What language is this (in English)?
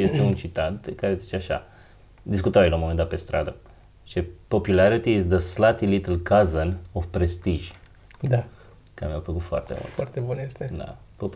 Romanian